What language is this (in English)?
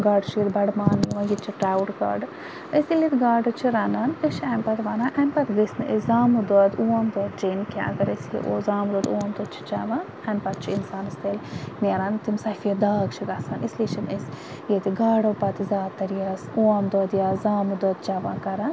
Kashmiri